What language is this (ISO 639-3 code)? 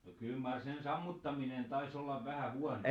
fin